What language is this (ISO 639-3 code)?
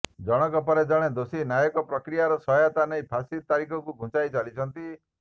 ori